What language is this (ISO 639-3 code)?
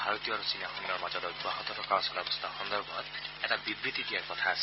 asm